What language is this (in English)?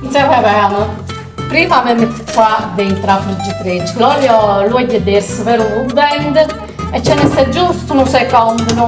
Italian